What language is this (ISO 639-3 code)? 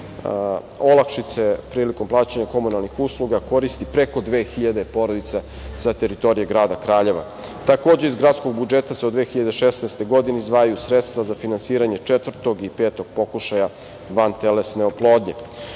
srp